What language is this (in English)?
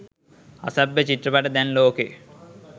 Sinhala